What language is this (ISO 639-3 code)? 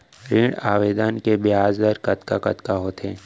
hne